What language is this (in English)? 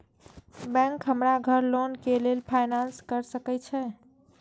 Maithili